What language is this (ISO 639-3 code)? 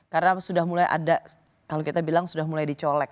ind